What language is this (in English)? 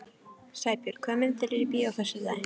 Icelandic